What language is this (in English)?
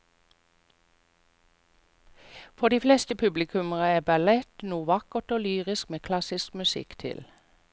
Norwegian